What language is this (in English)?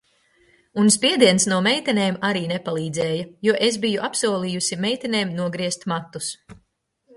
Latvian